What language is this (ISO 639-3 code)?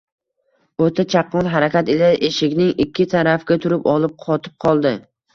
uzb